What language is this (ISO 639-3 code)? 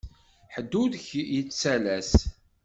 kab